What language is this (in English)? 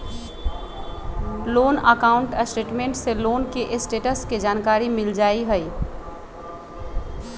Magahi